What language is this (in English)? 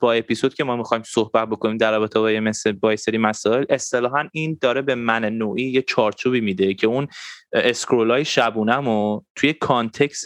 Persian